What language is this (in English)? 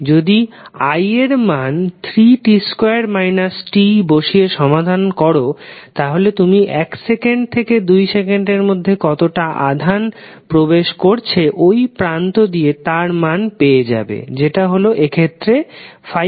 Bangla